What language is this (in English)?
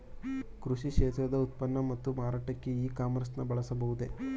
Kannada